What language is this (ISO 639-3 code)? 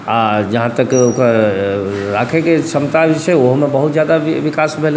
mai